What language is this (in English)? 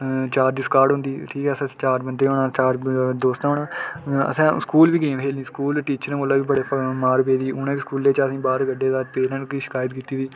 Dogri